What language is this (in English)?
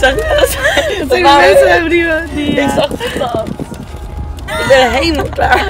Dutch